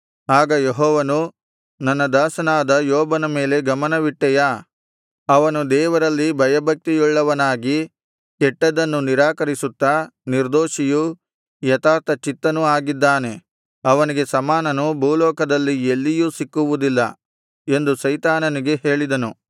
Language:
Kannada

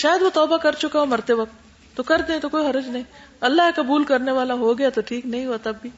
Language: Urdu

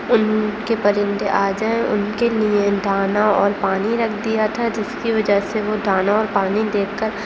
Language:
Urdu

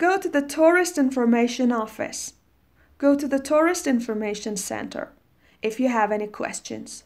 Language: Persian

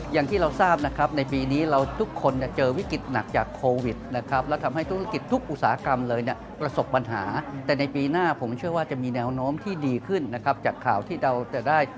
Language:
Thai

